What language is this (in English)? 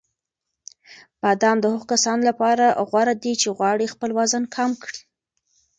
Pashto